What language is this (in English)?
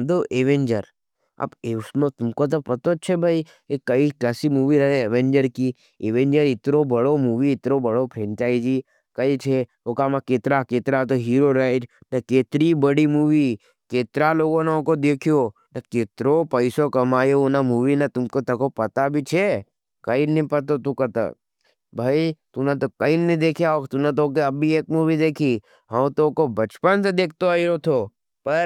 Nimadi